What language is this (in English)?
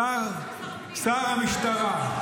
Hebrew